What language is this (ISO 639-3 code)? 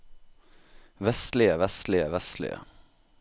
nor